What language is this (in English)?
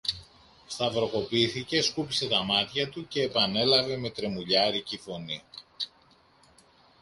Greek